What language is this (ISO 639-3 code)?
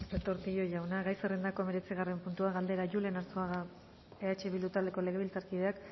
eus